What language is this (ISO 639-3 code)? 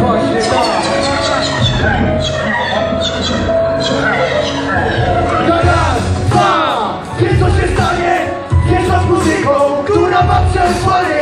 pol